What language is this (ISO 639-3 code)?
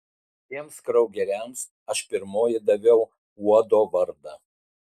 lit